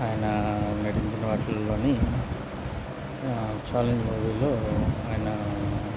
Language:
Telugu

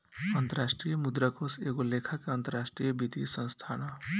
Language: Bhojpuri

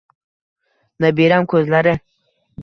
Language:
Uzbek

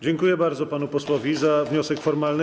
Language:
Polish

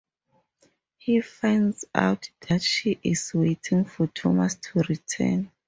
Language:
English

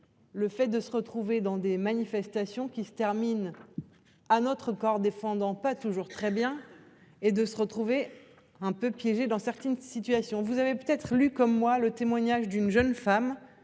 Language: French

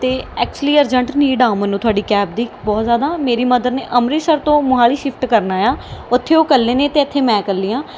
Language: Punjabi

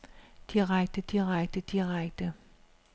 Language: Danish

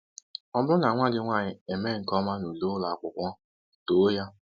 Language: Igbo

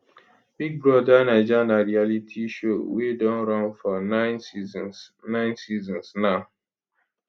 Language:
Nigerian Pidgin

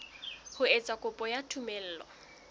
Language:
Southern Sotho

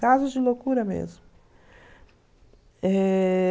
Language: Portuguese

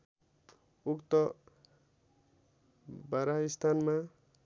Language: Nepali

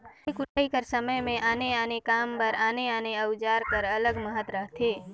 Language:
Chhattisgarhi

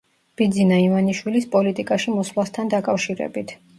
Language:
Georgian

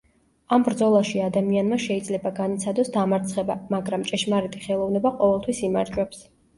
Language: Georgian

